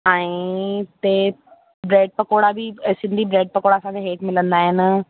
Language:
Sindhi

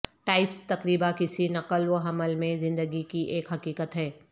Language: Urdu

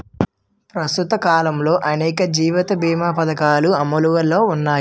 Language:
Telugu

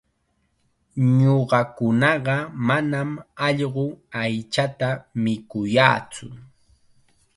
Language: Chiquián Ancash Quechua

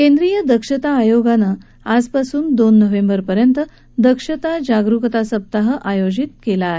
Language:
Marathi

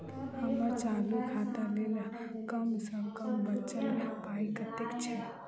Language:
Maithili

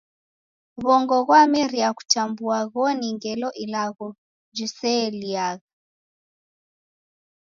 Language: Taita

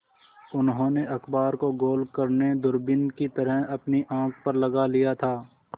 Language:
Hindi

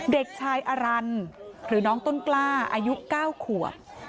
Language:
Thai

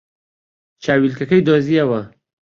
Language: Central Kurdish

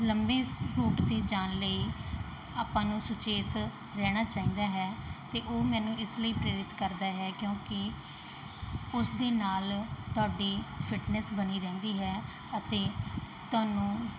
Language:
Punjabi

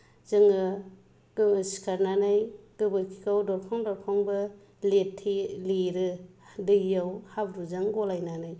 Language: Bodo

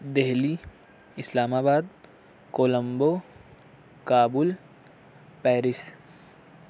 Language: Urdu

